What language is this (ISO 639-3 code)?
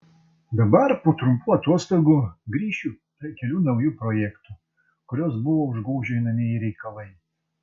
lit